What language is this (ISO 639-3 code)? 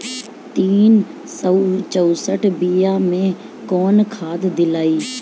bho